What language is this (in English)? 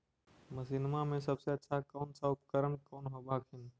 Magahi